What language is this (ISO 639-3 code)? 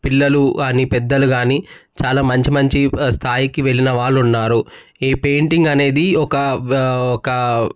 tel